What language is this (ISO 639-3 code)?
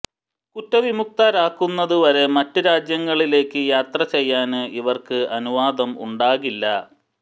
mal